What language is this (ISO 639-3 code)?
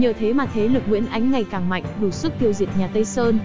vie